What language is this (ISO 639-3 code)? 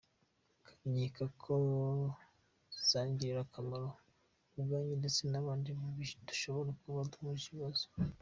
kin